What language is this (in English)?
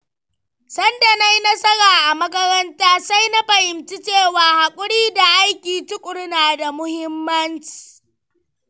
Hausa